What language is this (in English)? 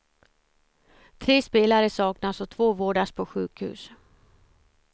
Swedish